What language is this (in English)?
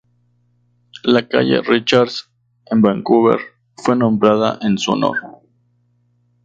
Spanish